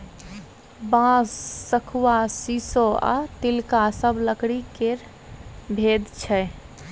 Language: Maithili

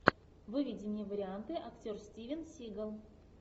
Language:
Russian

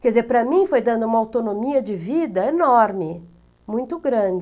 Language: Portuguese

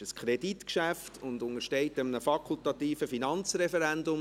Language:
Swiss German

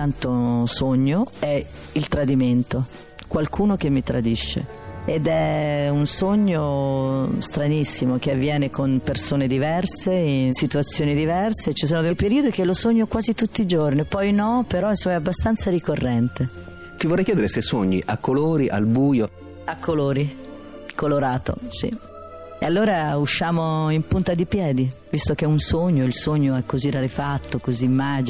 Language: Italian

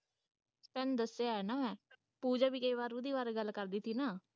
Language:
Punjabi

